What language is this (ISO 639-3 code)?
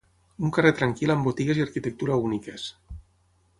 cat